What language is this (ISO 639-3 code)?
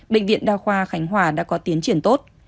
vie